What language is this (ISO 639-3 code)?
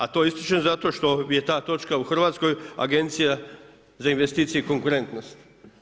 hrv